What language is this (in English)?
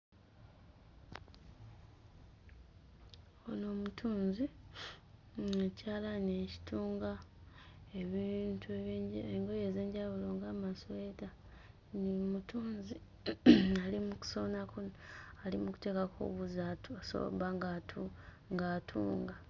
Ganda